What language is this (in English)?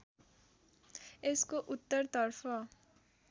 Nepali